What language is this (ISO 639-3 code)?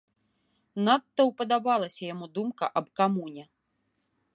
bel